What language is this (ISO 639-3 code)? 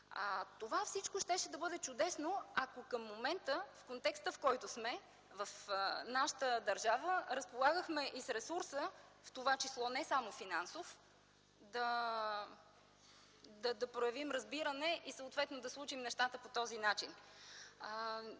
bul